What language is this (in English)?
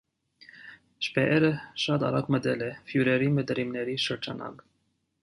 Armenian